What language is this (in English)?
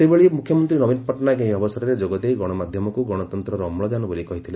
Odia